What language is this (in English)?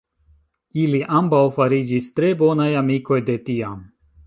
Esperanto